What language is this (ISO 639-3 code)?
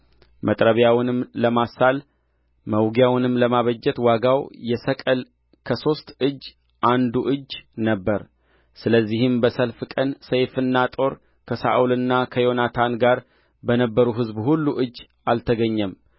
amh